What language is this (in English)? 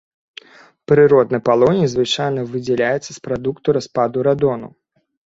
Belarusian